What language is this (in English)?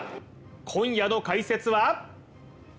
Japanese